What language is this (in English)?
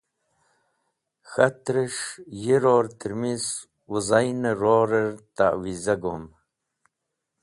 Wakhi